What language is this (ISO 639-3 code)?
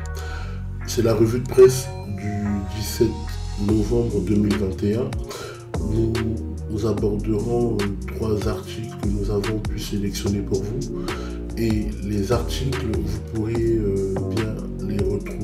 fra